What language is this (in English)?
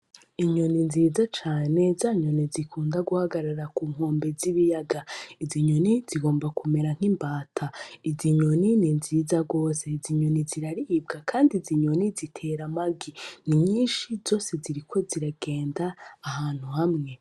Rundi